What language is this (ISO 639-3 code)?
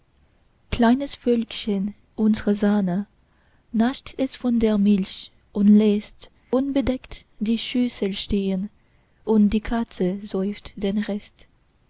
deu